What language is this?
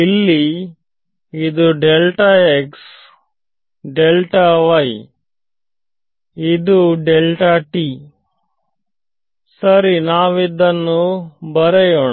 Kannada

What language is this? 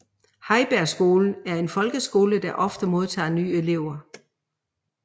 Danish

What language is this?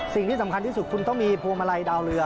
Thai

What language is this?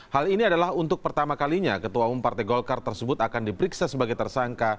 Indonesian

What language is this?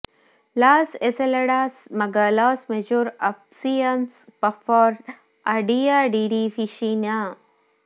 Kannada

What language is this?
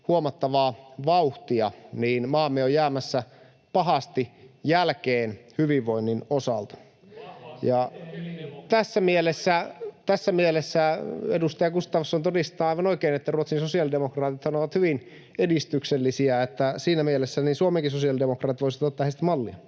Finnish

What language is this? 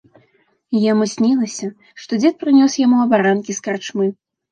Belarusian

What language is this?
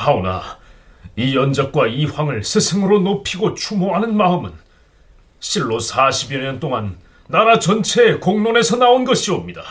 Korean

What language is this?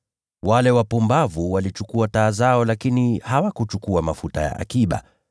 Swahili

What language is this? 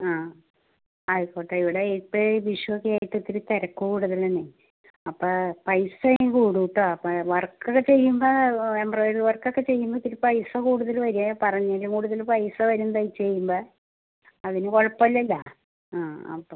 Malayalam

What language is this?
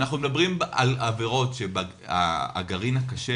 Hebrew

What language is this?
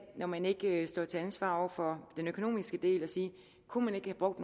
Danish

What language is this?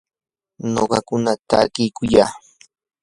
Yanahuanca Pasco Quechua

